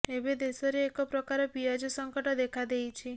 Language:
Odia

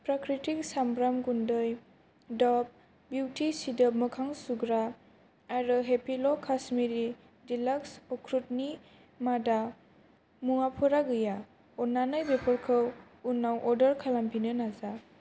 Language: Bodo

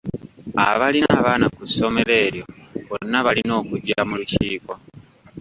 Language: Ganda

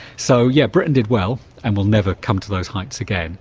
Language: English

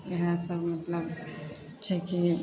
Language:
Maithili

